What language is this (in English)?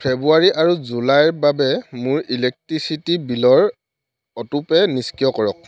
Assamese